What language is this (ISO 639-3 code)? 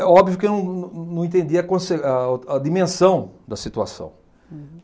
por